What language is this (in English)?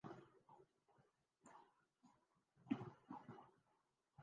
Urdu